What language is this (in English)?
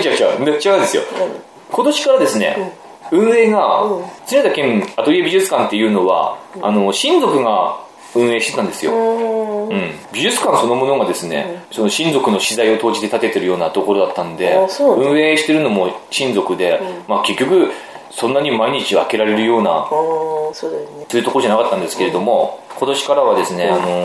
Japanese